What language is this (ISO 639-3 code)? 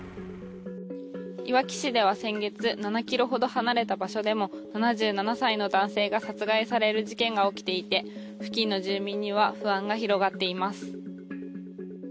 jpn